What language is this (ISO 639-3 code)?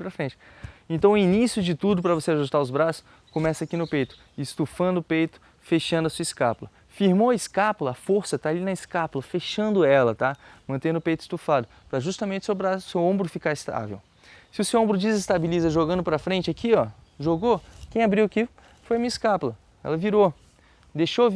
por